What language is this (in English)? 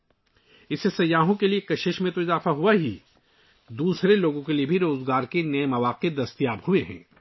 Urdu